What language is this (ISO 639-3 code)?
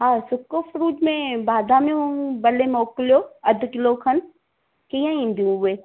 snd